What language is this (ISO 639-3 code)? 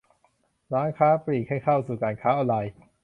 tha